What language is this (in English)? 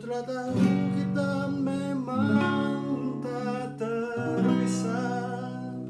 Indonesian